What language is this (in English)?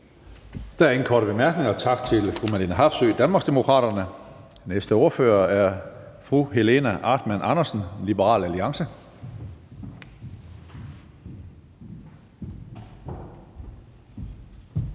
Danish